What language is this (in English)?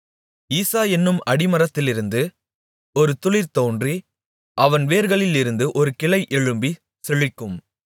Tamil